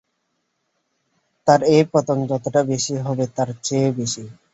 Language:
Bangla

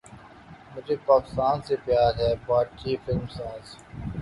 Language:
Urdu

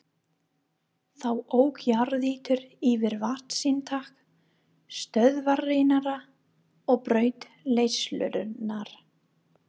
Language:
Icelandic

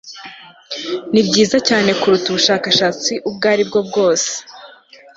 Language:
Kinyarwanda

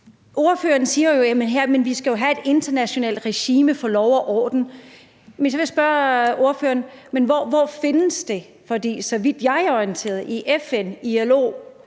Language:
Danish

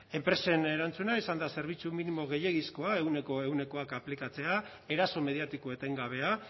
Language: Basque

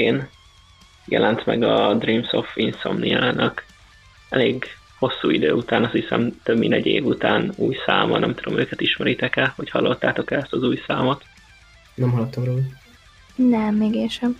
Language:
Hungarian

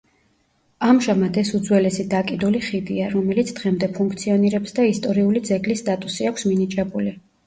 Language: Georgian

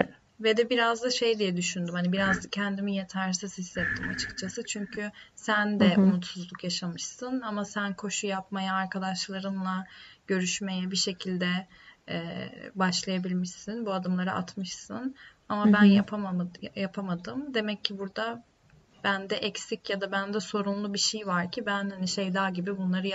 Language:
Turkish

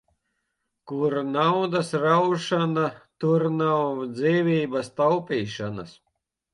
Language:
Latvian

